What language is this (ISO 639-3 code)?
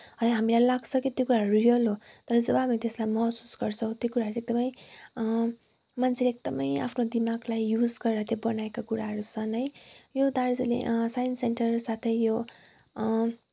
nep